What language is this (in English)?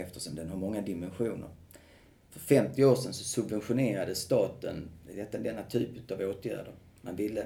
Swedish